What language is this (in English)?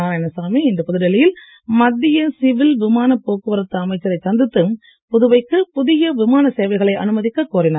Tamil